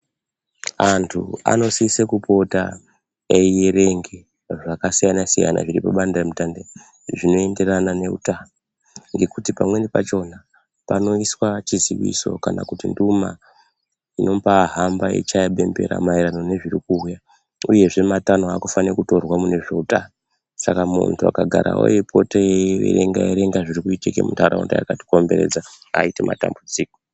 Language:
Ndau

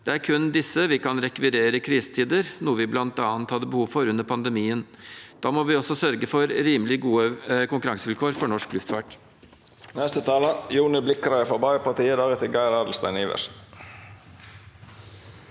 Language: Norwegian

